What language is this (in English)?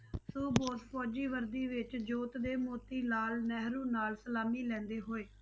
Punjabi